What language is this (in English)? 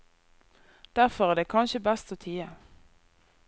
Norwegian